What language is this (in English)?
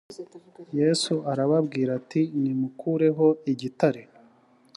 Kinyarwanda